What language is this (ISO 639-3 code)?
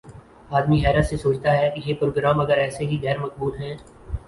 urd